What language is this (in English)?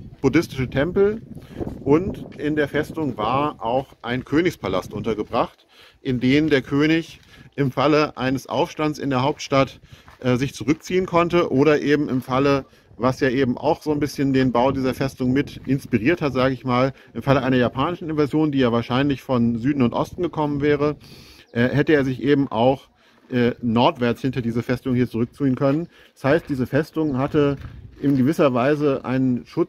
German